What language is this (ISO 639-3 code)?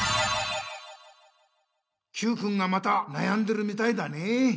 jpn